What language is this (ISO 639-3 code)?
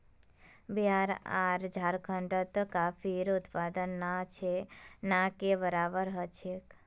mag